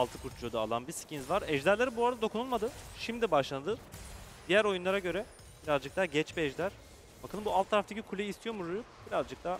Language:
Turkish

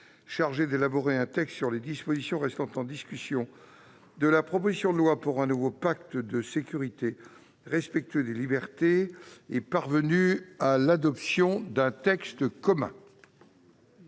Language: French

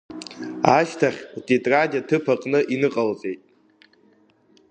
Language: Abkhazian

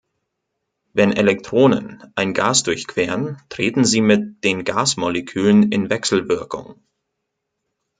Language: German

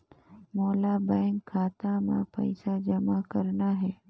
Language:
Chhattisgarhi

